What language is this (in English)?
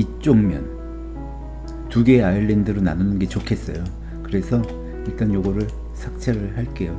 Korean